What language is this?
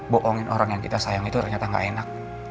Indonesian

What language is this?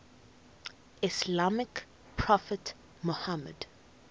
English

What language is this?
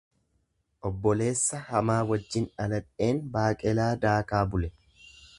Oromo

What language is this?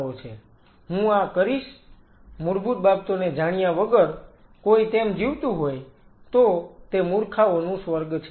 Gujarati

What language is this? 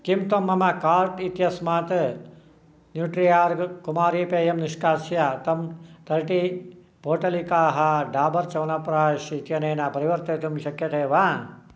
Sanskrit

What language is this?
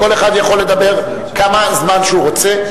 Hebrew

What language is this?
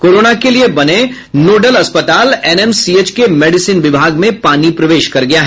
Hindi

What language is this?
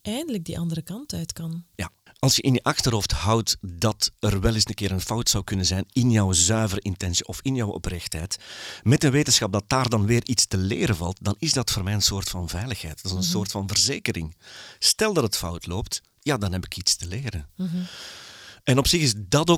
Dutch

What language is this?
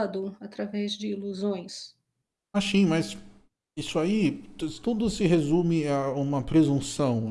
Portuguese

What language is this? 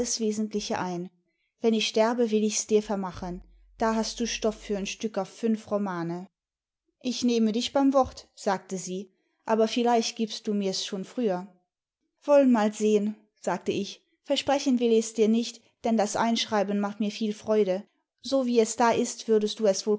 German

